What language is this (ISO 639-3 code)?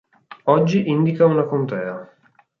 ita